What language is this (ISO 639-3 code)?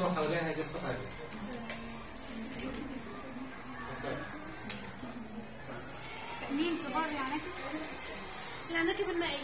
ara